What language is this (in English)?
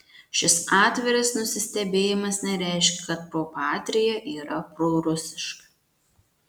Lithuanian